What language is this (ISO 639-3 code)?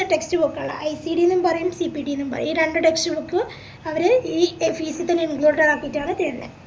mal